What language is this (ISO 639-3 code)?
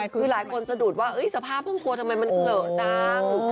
tha